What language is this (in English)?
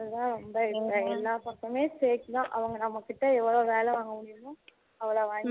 Tamil